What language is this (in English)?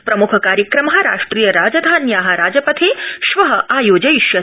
Sanskrit